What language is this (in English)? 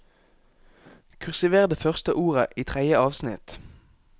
Norwegian